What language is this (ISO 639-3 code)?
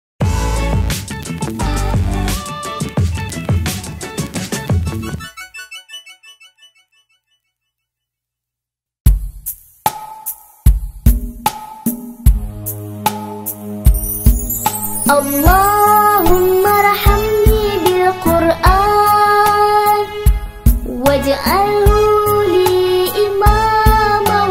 ara